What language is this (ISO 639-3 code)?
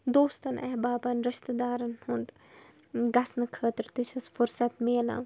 kas